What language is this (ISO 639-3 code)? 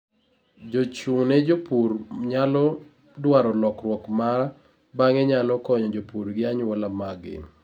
luo